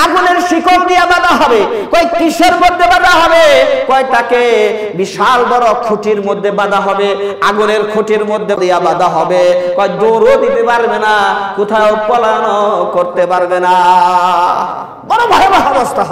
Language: Indonesian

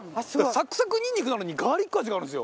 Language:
Japanese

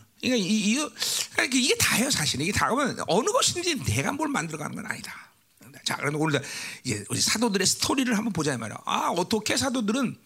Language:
Korean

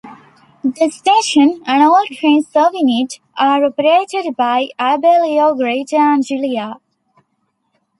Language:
English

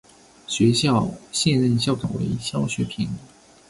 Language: Chinese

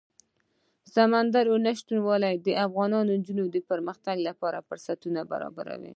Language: Pashto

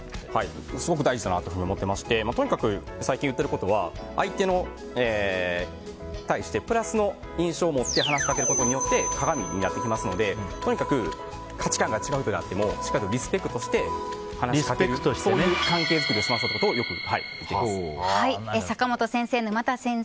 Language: Japanese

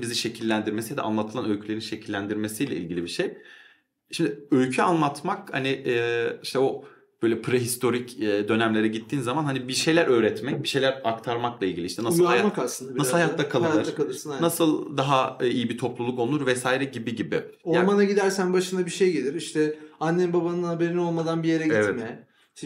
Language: Turkish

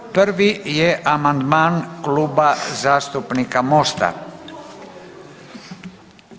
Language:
Croatian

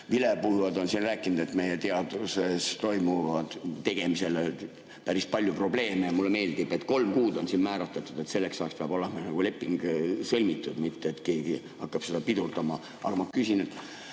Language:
Estonian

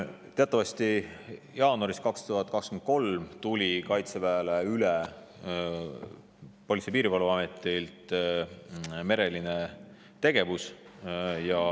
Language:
Estonian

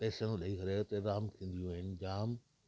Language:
Sindhi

